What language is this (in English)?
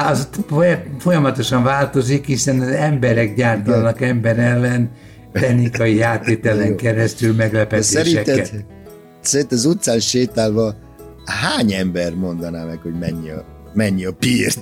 Hungarian